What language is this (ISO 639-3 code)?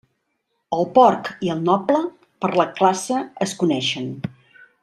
cat